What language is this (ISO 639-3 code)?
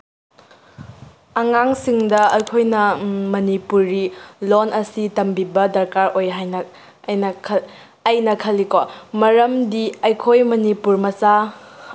mni